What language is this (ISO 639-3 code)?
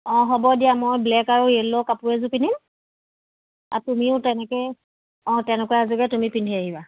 asm